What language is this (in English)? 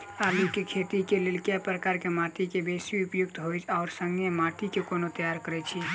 Maithili